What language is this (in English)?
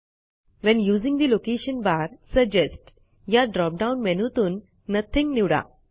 Marathi